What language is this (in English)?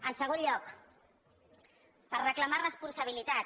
Catalan